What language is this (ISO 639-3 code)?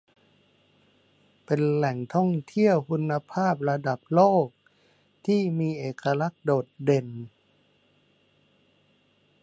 tha